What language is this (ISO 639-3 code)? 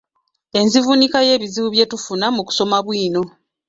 lug